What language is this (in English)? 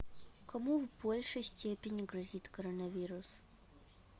Russian